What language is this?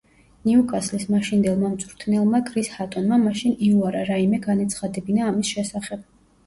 Georgian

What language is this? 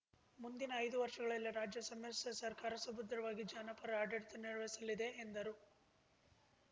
Kannada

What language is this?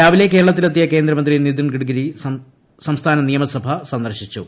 Malayalam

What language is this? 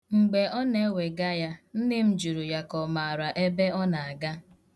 Igbo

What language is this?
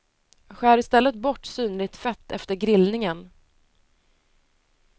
Swedish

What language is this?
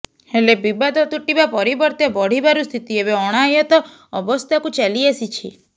Odia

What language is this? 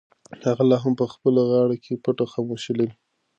Pashto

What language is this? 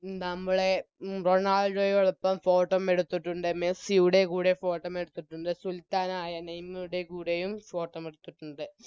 Malayalam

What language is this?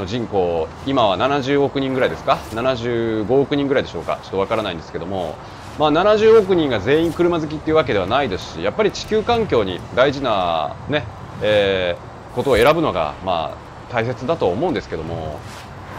Japanese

